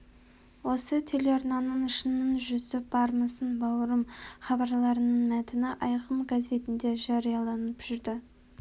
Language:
Kazakh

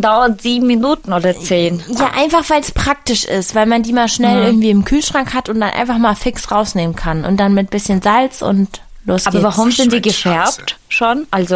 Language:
German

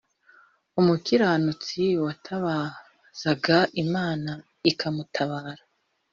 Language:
Kinyarwanda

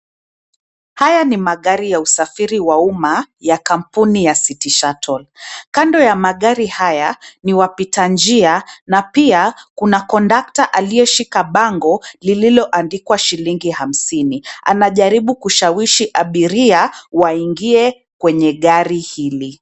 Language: Swahili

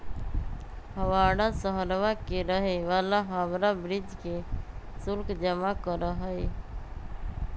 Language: Magahi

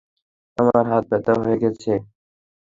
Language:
Bangla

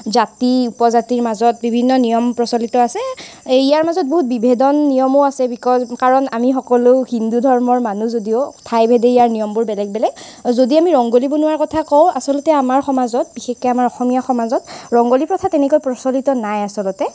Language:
Assamese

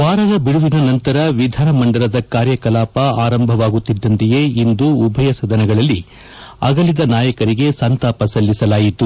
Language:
Kannada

